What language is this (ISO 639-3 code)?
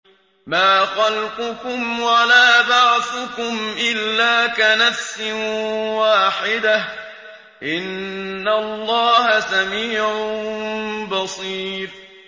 ara